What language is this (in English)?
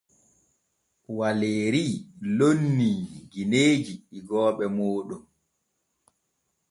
Borgu Fulfulde